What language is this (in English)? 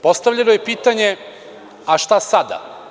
Serbian